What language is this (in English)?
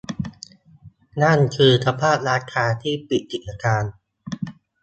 Thai